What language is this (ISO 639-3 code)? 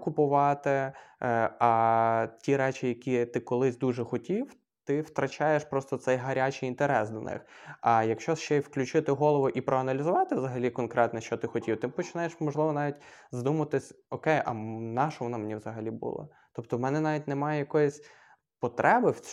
ukr